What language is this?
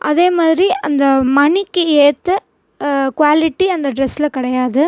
Tamil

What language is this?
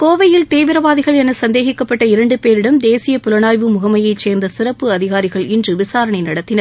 Tamil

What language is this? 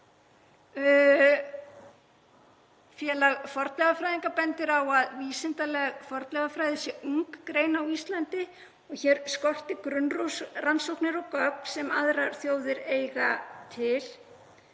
Icelandic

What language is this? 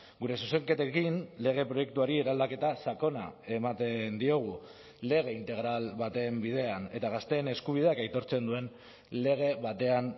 Basque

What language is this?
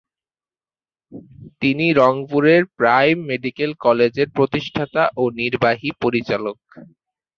Bangla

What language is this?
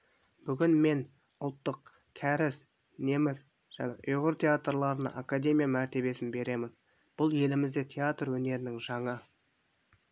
Kazakh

